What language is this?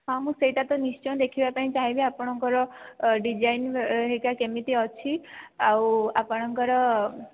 Odia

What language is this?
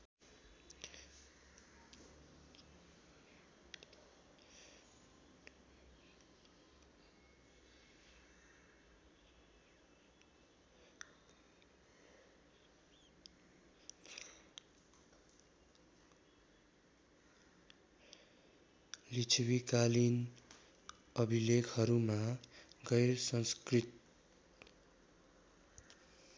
Nepali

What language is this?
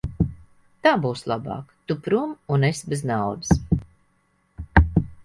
Latvian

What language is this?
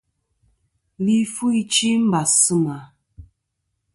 Kom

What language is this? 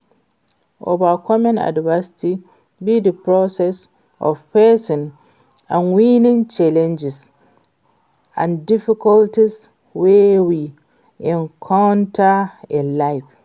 Nigerian Pidgin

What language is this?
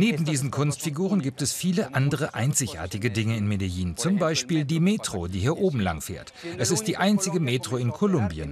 German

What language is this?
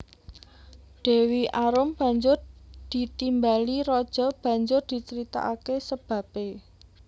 Javanese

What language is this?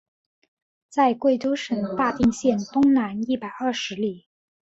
Chinese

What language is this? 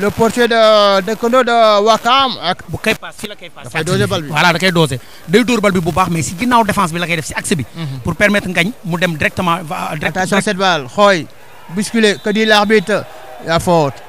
French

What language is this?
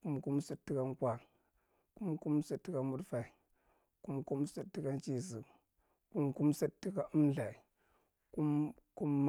Marghi Central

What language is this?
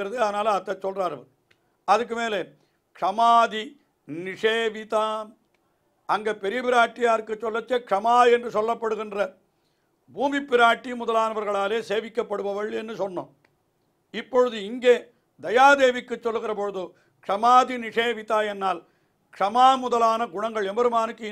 Tamil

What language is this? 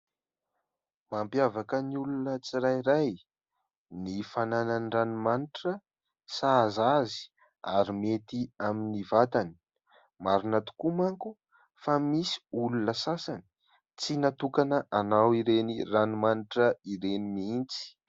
Malagasy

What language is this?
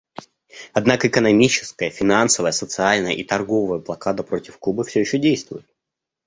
Russian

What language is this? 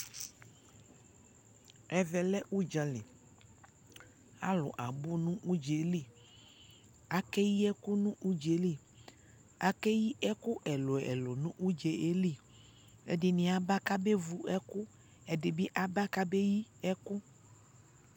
Ikposo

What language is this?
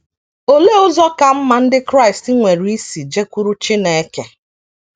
Igbo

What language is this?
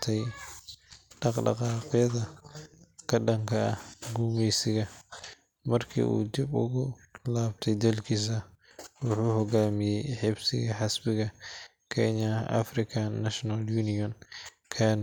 Somali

